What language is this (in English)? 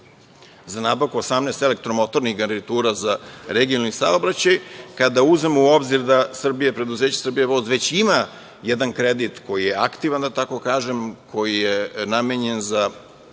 Serbian